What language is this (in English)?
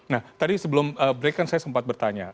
Indonesian